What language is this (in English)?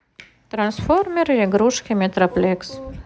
Russian